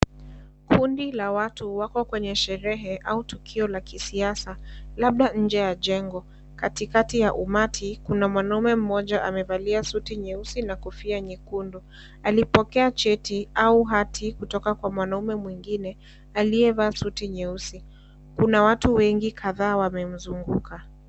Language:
Swahili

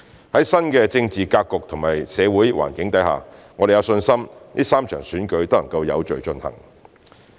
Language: Cantonese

